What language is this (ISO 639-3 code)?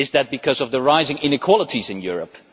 eng